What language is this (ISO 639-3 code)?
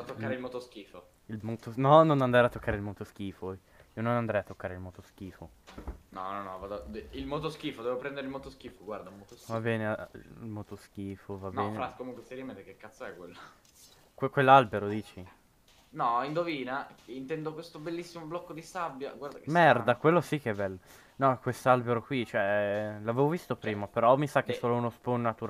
ita